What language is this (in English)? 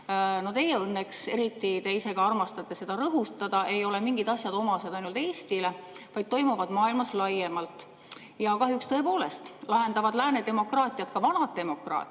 Estonian